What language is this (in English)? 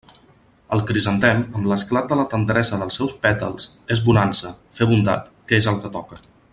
Catalan